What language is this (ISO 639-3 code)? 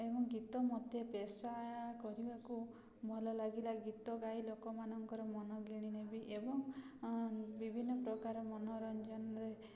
ori